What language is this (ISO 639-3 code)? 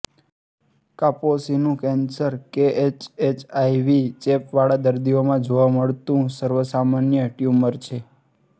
guj